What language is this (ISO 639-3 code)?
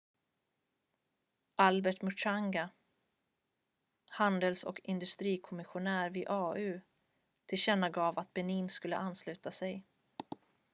swe